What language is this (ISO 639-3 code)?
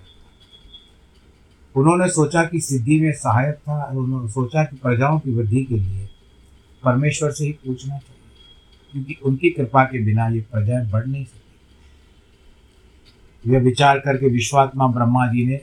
hin